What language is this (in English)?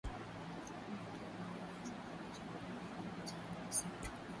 Swahili